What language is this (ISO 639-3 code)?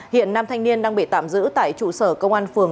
vie